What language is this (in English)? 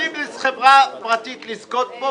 Hebrew